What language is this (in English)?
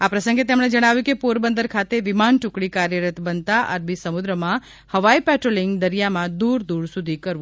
Gujarati